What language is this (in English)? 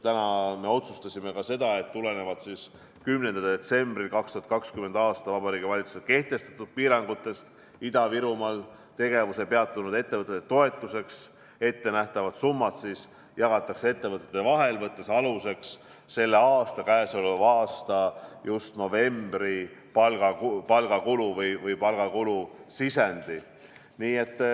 Estonian